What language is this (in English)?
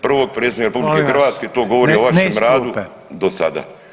Croatian